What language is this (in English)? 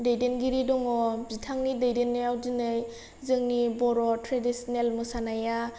Bodo